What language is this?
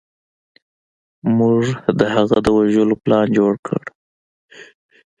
Pashto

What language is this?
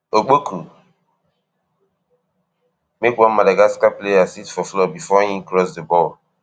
Nigerian Pidgin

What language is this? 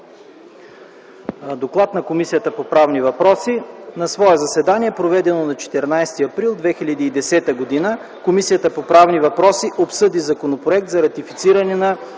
Bulgarian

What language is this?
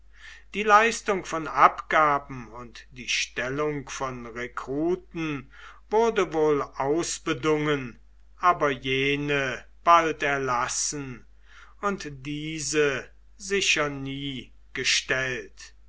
German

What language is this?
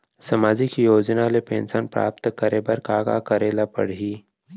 Chhattisgarhi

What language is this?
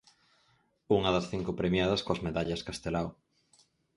Galician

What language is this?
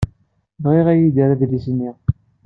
Kabyle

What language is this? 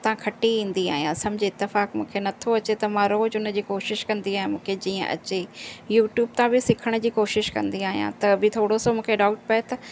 Sindhi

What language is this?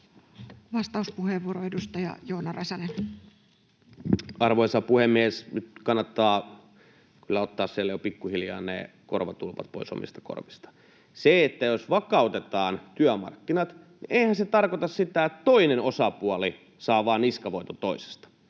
Finnish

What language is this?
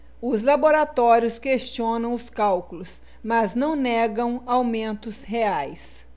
Portuguese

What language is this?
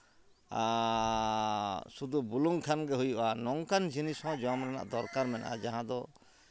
Santali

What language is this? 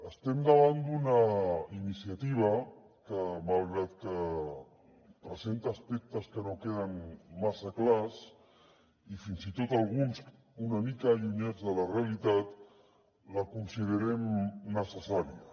Catalan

